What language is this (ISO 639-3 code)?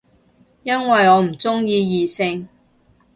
yue